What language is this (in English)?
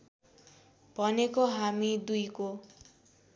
Nepali